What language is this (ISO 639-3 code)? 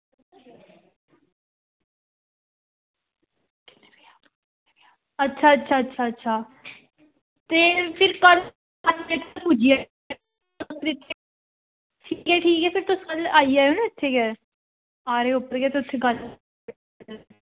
doi